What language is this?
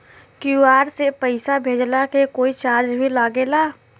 Bhojpuri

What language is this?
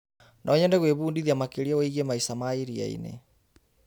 Kikuyu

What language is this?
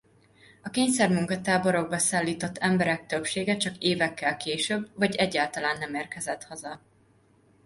Hungarian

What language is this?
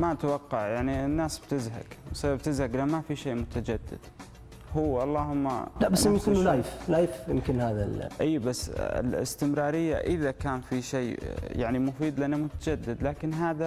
Arabic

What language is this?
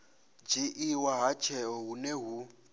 Venda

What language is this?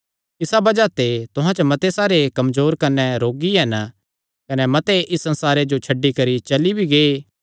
Kangri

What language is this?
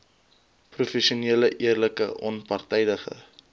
Afrikaans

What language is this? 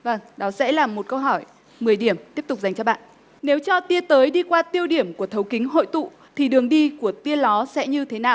Vietnamese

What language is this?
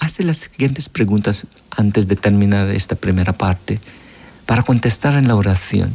Spanish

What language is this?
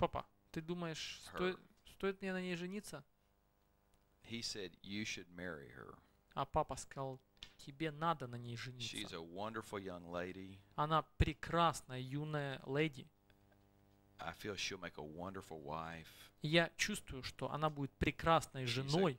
Russian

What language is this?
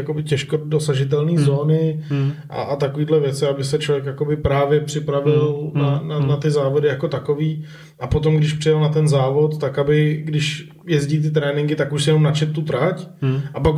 Czech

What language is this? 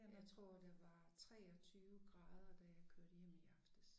Danish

